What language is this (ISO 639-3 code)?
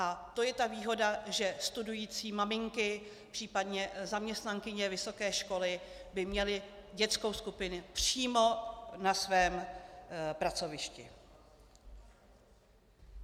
ces